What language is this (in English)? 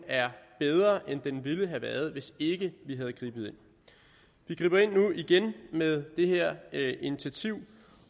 Danish